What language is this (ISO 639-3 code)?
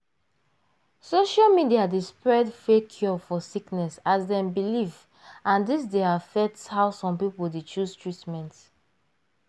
pcm